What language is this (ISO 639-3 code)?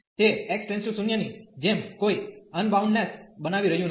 guj